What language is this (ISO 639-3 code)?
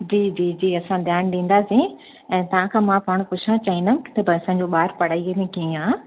snd